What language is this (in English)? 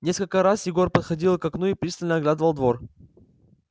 Russian